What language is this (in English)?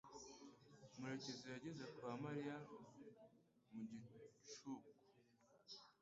Kinyarwanda